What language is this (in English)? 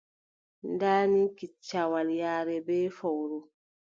Adamawa Fulfulde